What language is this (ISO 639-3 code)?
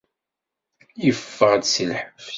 kab